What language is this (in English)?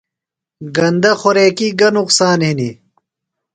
Phalura